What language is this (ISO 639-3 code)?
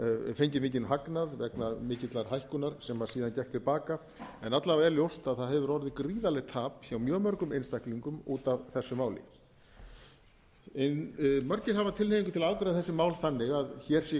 isl